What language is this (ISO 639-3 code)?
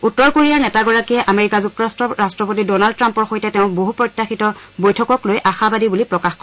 asm